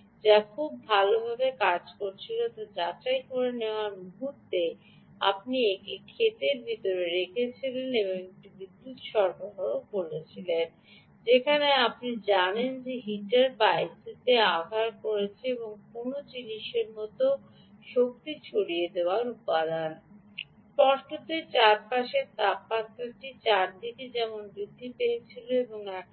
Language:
Bangla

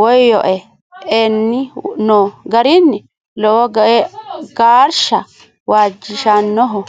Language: Sidamo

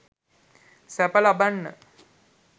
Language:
Sinhala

